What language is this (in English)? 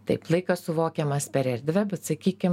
Lithuanian